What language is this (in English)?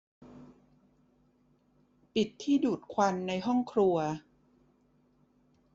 Thai